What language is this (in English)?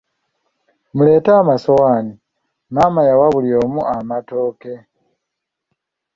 Ganda